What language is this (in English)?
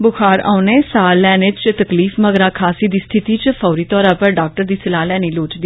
Dogri